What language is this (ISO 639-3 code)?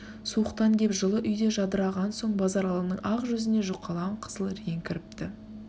kaz